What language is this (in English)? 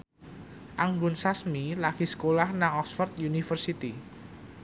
Javanese